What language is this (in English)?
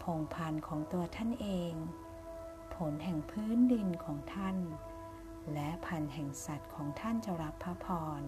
Thai